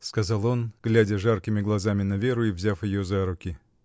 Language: Russian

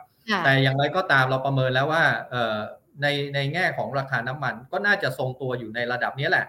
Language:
Thai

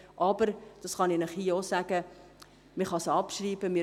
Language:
Swiss German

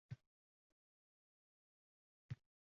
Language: Uzbek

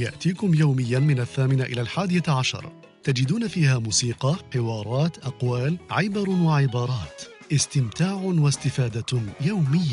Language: Arabic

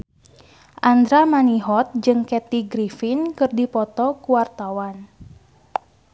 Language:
Sundanese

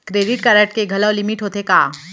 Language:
Chhattisgarhi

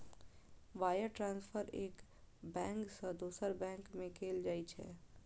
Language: Maithili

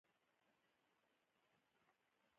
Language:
Pashto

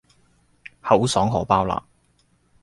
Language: Cantonese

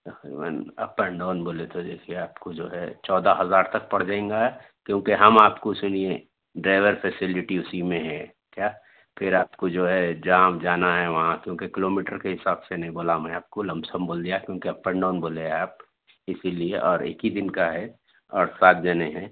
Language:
Urdu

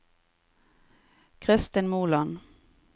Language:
Norwegian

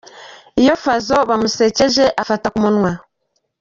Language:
Kinyarwanda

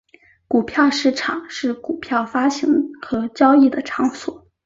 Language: Chinese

